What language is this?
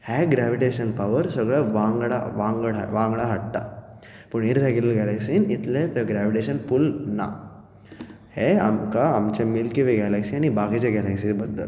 Konkani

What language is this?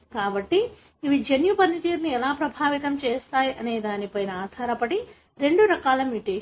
Telugu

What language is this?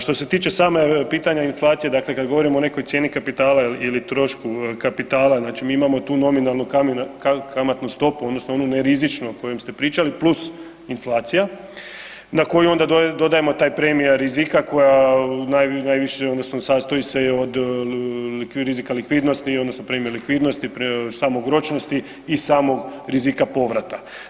Croatian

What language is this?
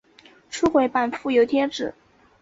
Chinese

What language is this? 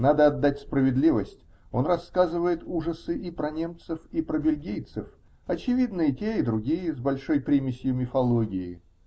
Russian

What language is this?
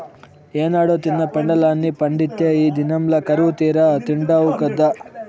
Telugu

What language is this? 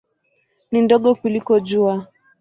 Swahili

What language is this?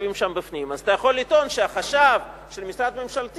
Hebrew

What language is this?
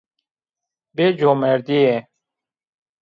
Zaza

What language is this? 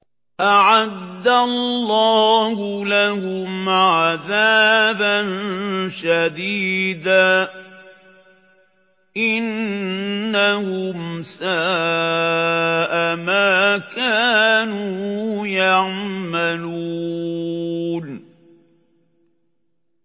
Arabic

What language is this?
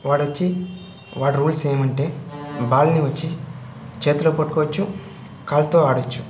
Telugu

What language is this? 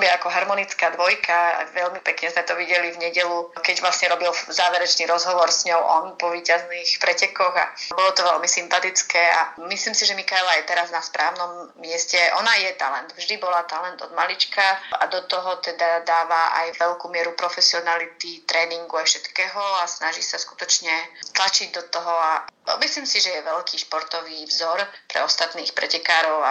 Slovak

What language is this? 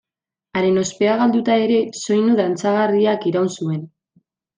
Basque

